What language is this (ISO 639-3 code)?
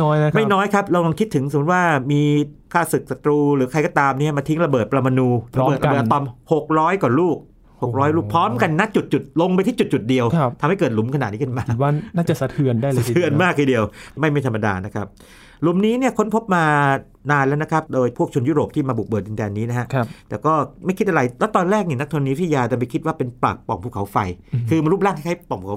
tha